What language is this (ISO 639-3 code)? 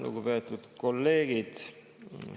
est